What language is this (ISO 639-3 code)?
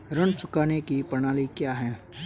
hin